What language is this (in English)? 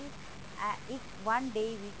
Punjabi